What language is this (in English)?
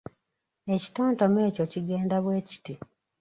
Ganda